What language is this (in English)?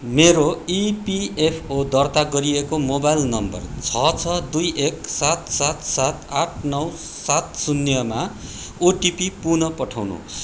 Nepali